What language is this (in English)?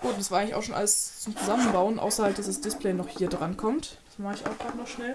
German